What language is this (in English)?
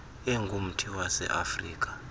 Xhosa